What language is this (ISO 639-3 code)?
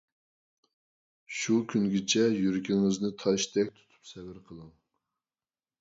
uig